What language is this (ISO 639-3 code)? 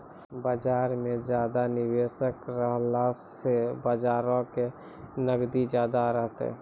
mai